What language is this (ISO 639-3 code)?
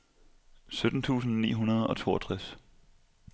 dan